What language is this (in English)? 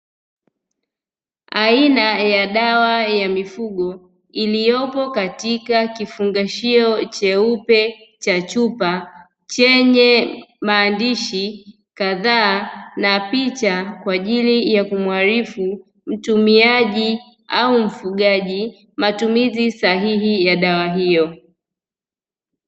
Swahili